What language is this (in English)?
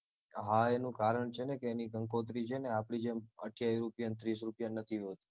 Gujarati